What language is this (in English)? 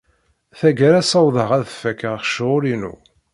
Kabyle